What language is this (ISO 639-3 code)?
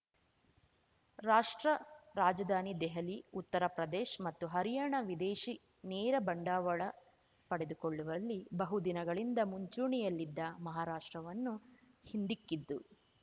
kan